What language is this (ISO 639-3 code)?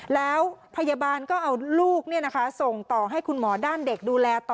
tha